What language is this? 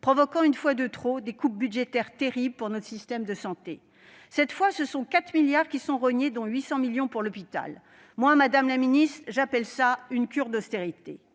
French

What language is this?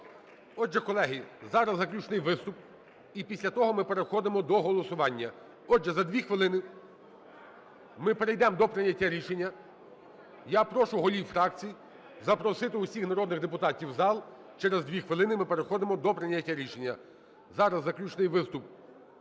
Ukrainian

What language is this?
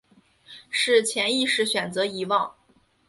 Chinese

